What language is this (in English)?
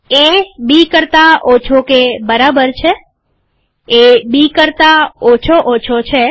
Gujarati